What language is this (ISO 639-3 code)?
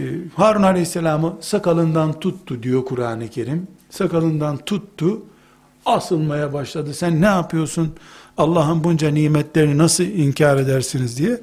tur